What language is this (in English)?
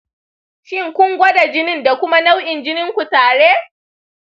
Hausa